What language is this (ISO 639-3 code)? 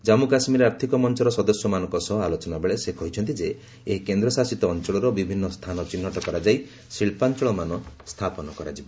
ori